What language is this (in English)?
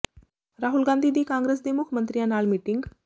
Punjabi